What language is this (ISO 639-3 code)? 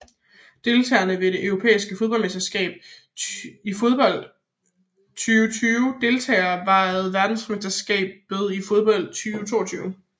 dan